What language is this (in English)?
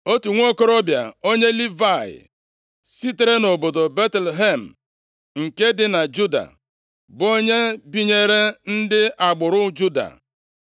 Igbo